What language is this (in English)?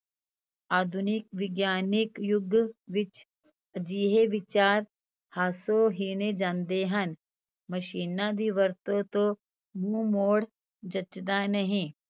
Punjabi